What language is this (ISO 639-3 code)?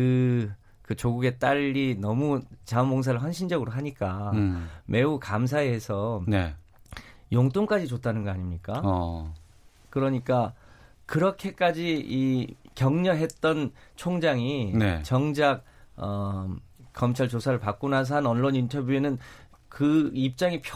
kor